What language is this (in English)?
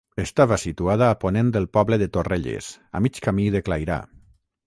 Catalan